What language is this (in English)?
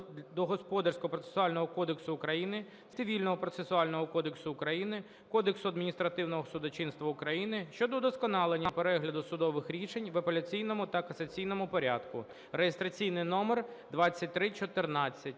Ukrainian